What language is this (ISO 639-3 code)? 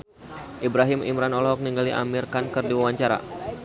sun